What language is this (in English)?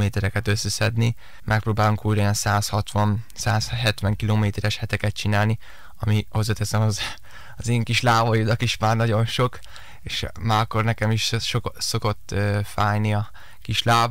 Hungarian